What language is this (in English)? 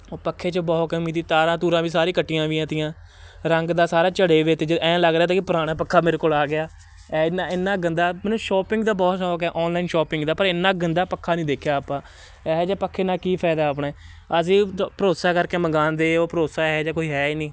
Punjabi